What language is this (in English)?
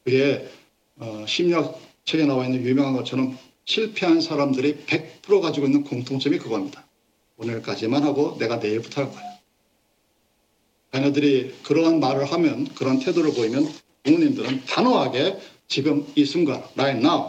Korean